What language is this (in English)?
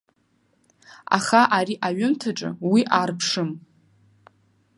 Abkhazian